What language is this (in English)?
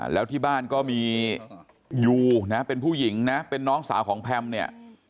Thai